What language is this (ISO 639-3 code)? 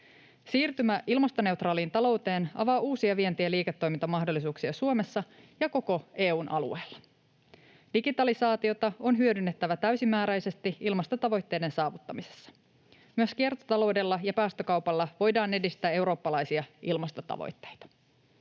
fin